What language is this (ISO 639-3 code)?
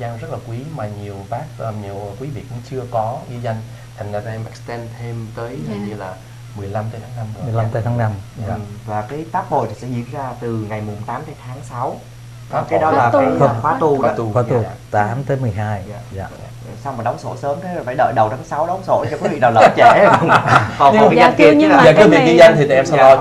vie